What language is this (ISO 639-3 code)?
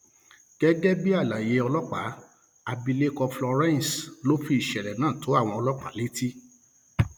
yor